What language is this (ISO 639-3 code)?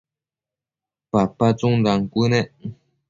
mcf